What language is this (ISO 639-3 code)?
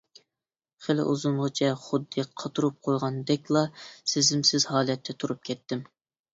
uig